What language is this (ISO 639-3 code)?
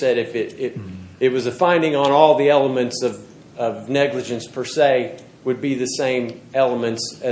eng